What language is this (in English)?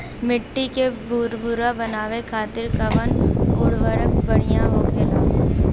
Bhojpuri